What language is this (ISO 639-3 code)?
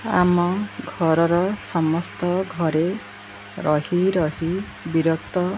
ori